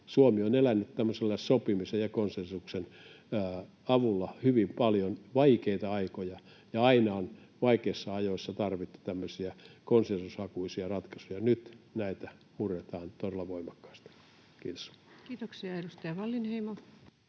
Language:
Finnish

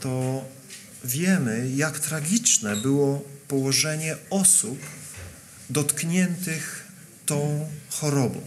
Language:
Polish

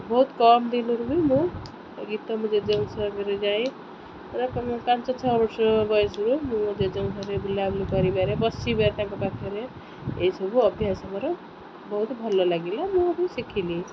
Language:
Odia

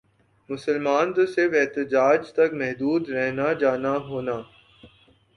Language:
Urdu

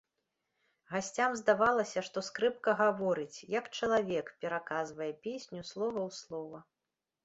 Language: Belarusian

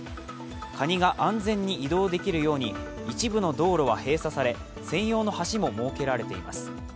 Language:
Japanese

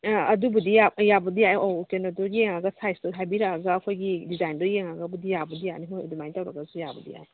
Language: Manipuri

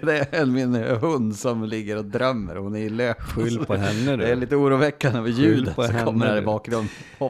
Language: Swedish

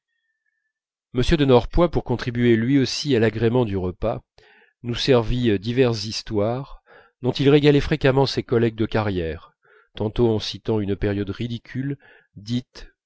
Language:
French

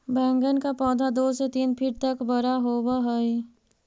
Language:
Magahi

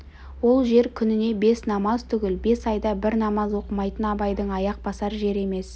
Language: Kazakh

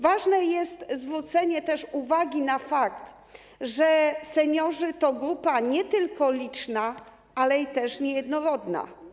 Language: Polish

